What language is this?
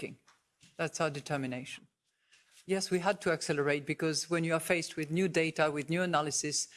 Italian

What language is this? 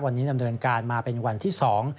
Thai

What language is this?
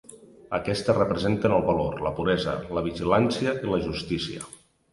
Catalan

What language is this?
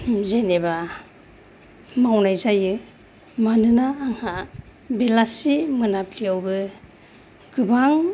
Bodo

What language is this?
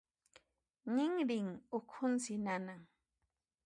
Puno Quechua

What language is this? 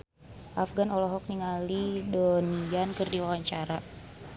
Sundanese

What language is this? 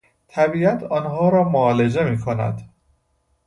Persian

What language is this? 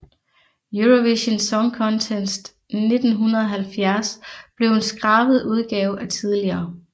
Danish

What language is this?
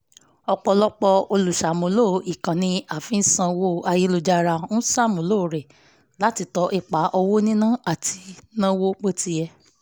Yoruba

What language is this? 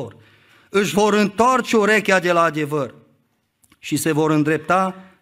Romanian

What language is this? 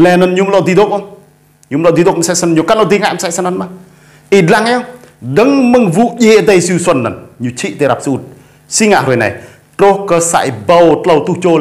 Vietnamese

